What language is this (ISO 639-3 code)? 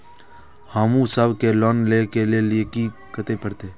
mai